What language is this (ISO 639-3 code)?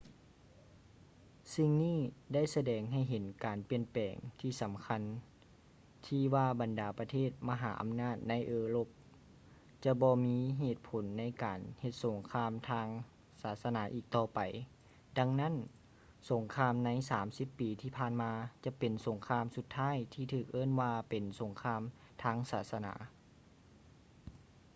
lao